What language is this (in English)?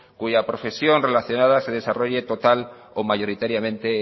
Spanish